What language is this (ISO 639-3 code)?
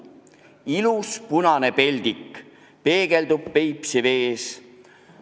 est